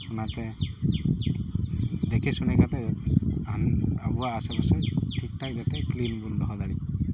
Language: Santali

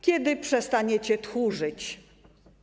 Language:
Polish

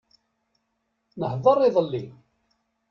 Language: Kabyle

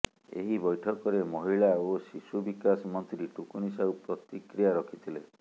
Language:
Odia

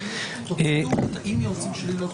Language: Hebrew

